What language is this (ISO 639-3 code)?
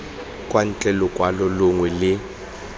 tsn